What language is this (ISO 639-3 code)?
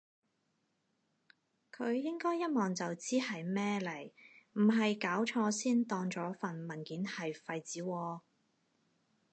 yue